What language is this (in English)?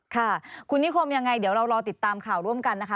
Thai